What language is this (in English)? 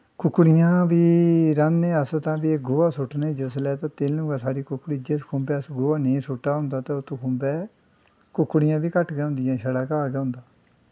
Dogri